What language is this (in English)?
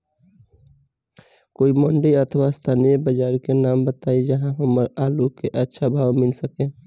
Bhojpuri